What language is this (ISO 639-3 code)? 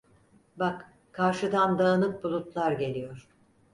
tur